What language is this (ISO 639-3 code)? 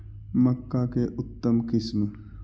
mag